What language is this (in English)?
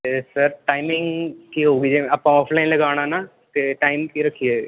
Punjabi